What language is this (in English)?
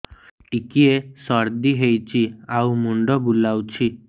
Odia